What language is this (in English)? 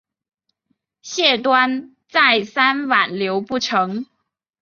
Chinese